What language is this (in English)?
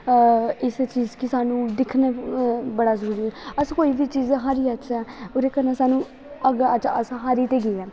Dogri